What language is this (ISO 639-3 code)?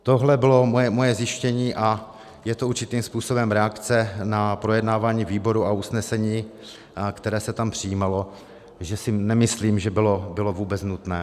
ces